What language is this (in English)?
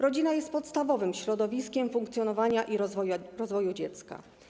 Polish